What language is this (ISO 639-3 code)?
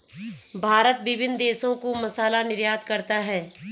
hin